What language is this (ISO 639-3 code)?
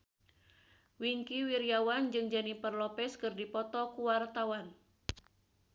sun